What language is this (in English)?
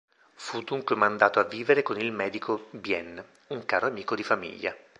Italian